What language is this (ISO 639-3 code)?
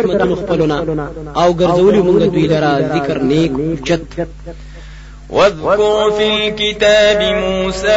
ara